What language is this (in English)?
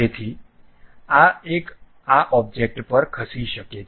Gujarati